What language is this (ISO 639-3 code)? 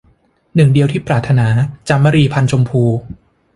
tha